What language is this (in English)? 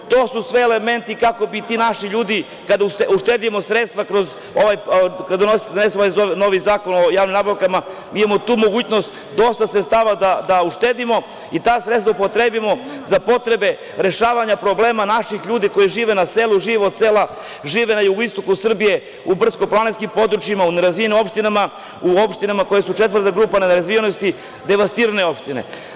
Serbian